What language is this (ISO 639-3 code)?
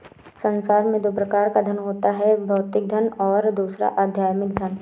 hin